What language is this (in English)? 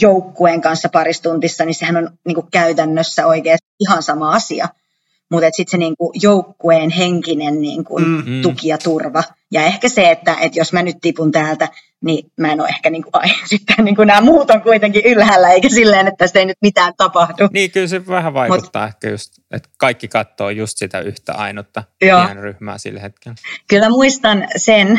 Finnish